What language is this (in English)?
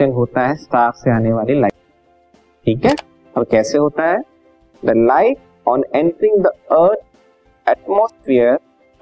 Hindi